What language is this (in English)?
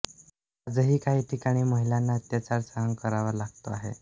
Marathi